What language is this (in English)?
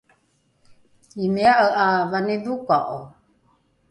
Rukai